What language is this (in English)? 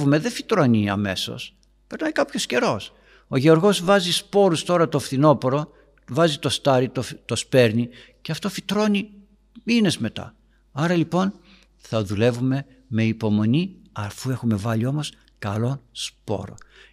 Greek